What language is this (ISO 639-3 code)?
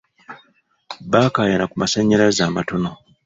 lug